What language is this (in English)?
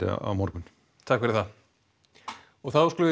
Icelandic